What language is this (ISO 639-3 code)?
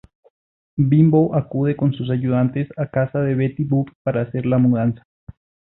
spa